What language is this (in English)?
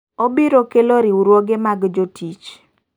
Luo (Kenya and Tanzania)